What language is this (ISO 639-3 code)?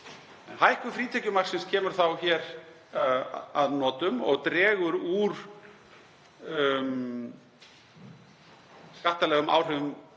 isl